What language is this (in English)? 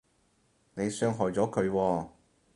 Cantonese